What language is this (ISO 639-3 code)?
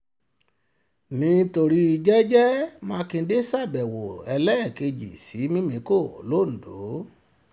yor